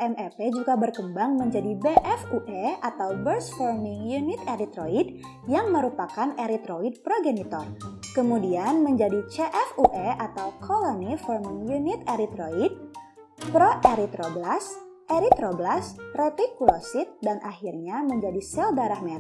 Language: Indonesian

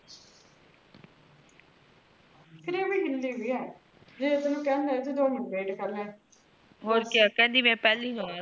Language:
Punjabi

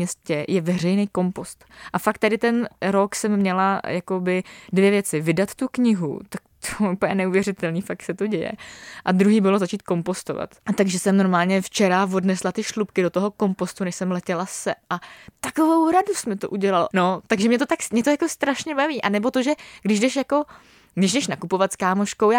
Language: Czech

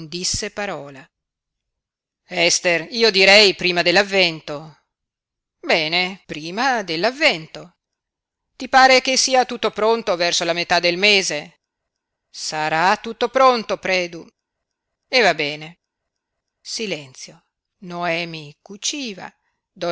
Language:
Italian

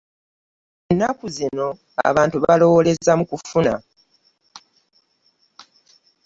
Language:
Ganda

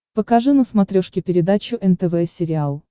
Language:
Russian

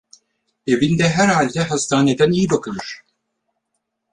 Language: Turkish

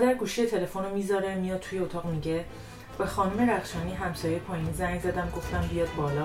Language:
Persian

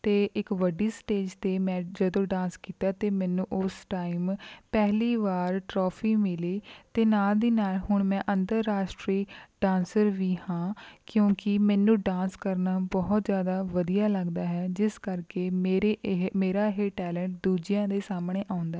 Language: Punjabi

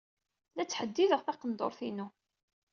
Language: Kabyle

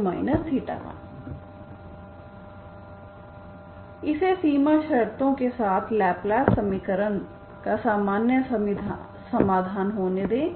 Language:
Hindi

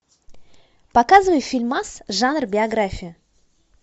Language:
Russian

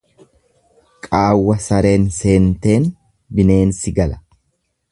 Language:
Oromo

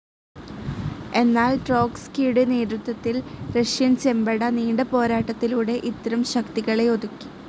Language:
Malayalam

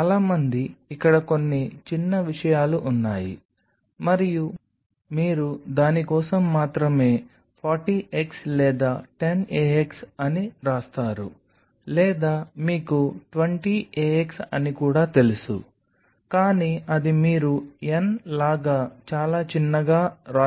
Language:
Telugu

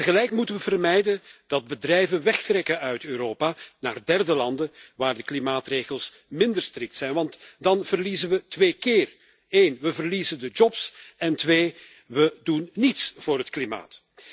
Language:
Dutch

